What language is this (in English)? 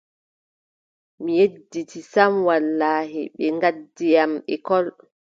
Adamawa Fulfulde